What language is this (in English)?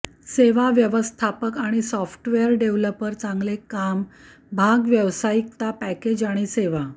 Marathi